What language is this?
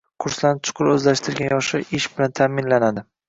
Uzbek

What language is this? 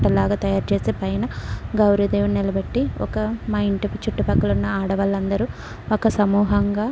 Telugu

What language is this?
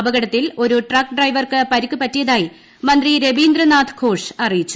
Malayalam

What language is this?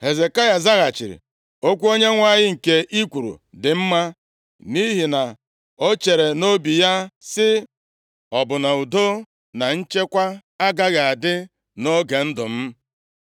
Igbo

